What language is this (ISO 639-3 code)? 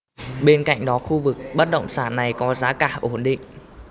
vie